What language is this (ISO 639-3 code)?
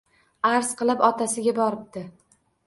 uzb